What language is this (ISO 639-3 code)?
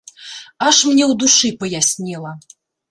bel